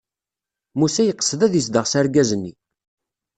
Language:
Kabyle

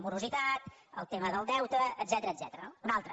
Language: Catalan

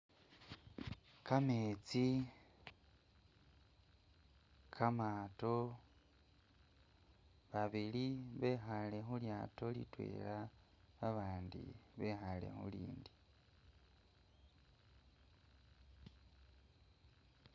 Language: Masaaba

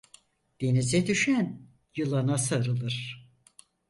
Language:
Turkish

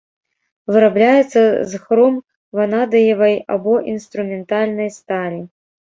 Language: Belarusian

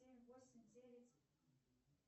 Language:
Russian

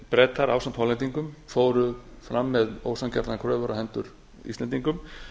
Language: Icelandic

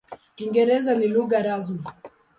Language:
Swahili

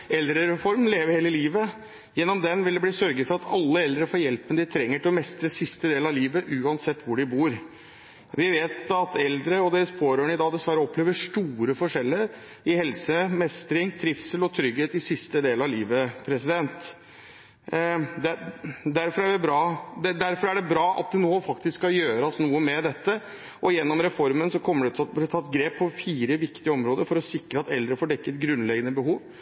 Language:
Norwegian Bokmål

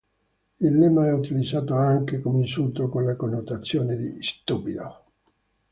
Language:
Italian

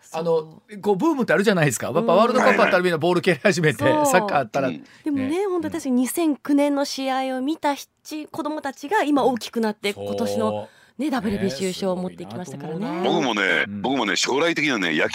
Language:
Japanese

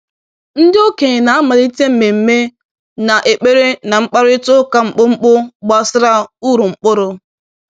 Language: Igbo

